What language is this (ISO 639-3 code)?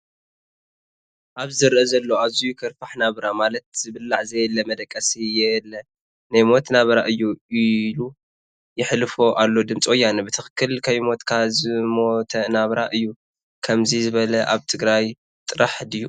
tir